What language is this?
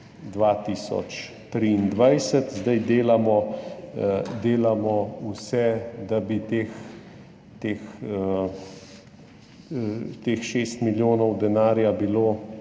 Slovenian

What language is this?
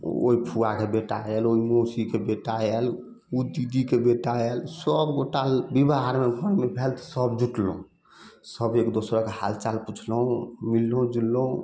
Maithili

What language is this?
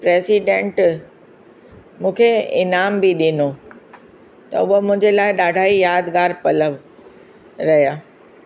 Sindhi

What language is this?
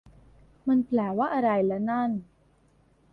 Thai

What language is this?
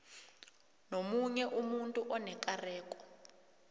South Ndebele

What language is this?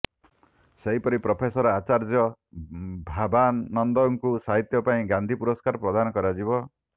Odia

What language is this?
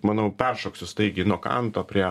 Lithuanian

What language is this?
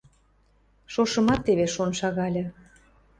Western Mari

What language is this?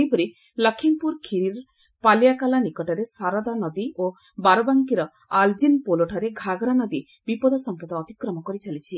Odia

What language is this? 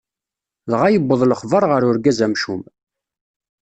Kabyle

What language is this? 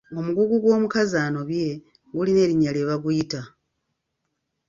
Ganda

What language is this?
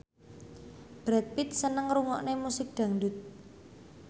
Javanese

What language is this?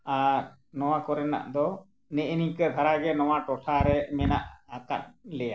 Santali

